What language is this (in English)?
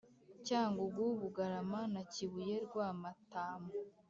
Kinyarwanda